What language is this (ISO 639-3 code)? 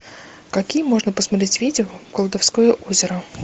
rus